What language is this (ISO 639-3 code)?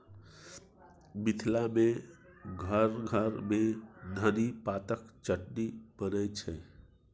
mai